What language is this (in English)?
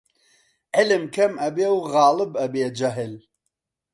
Central Kurdish